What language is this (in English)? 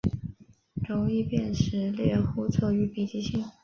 Chinese